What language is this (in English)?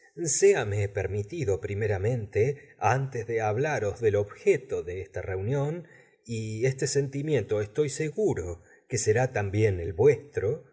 Spanish